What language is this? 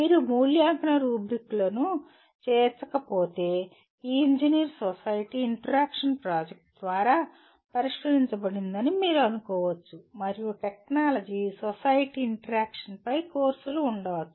Telugu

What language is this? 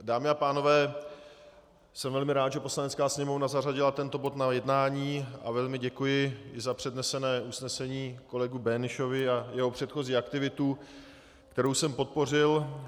Czech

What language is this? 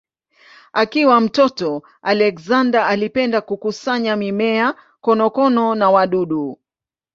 Swahili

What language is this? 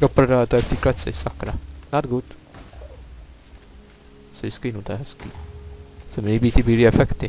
Czech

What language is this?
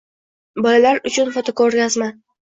Uzbek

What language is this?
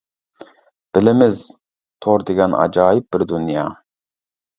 Uyghur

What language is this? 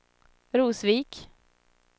Swedish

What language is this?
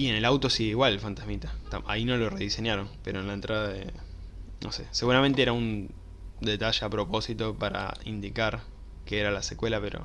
Spanish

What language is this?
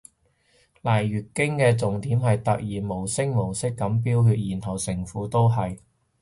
Cantonese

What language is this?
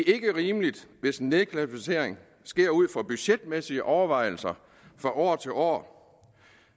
Danish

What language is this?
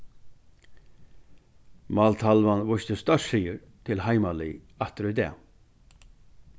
Faroese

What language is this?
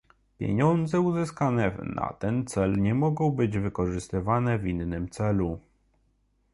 Polish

